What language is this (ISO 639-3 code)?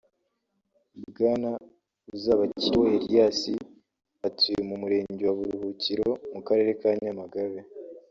kin